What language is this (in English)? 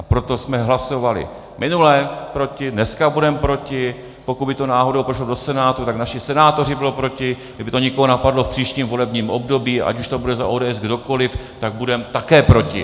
Czech